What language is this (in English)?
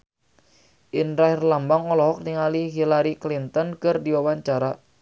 Sundanese